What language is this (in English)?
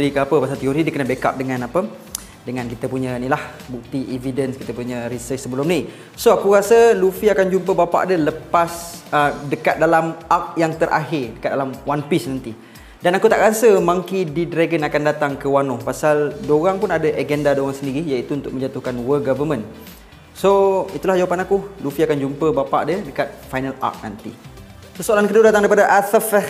Malay